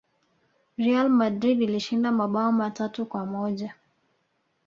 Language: Swahili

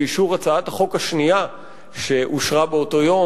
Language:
Hebrew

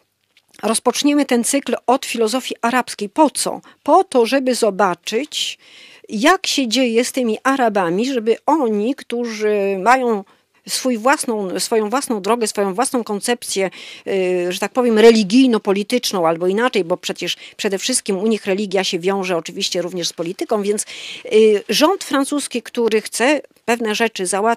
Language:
Polish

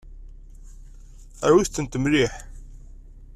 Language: Kabyle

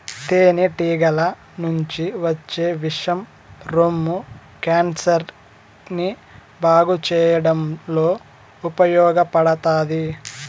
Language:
Telugu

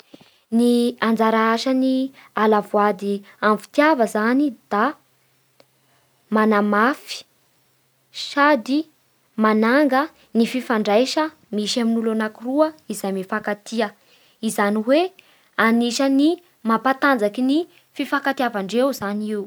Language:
Bara Malagasy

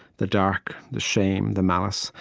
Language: English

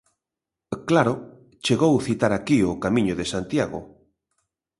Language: Galician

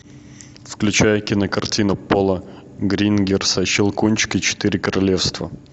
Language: Russian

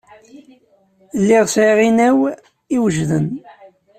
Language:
Kabyle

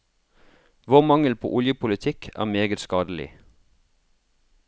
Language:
Norwegian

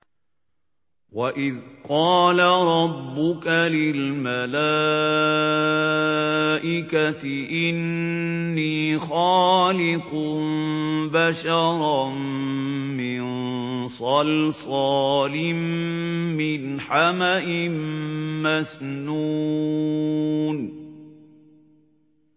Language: Arabic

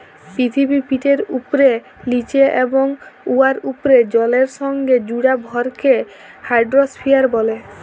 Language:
Bangla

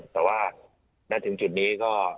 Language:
Thai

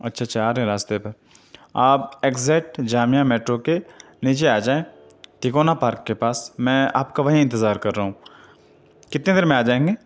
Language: Urdu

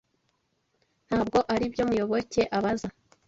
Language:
Kinyarwanda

